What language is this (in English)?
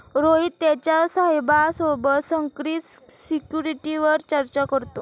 Marathi